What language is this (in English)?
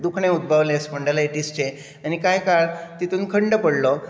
Konkani